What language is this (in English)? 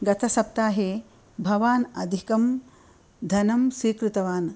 Sanskrit